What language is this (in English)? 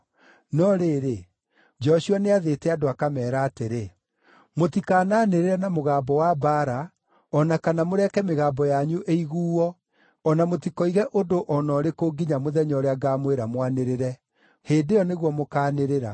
Kikuyu